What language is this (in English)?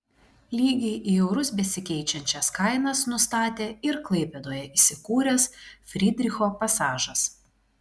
Lithuanian